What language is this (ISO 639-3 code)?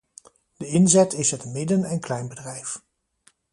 nld